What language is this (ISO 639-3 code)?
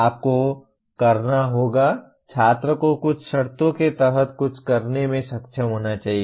hin